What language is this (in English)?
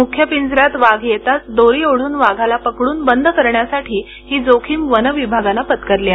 Marathi